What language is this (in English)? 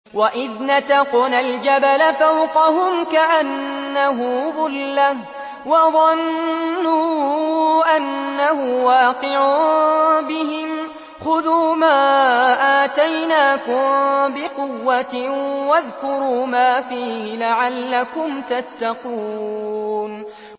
Arabic